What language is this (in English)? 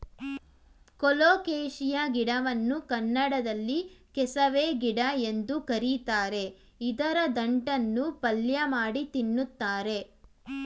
Kannada